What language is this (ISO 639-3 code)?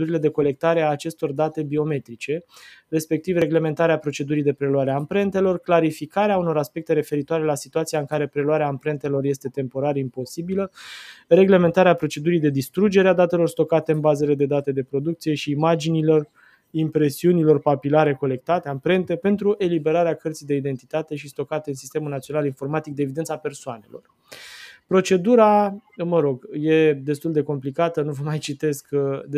ron